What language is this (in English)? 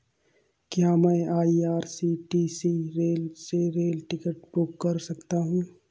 Hindi